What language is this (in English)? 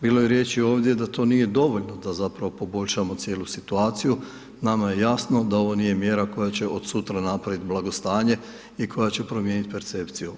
Croatian